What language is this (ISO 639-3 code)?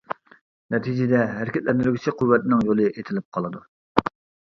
uig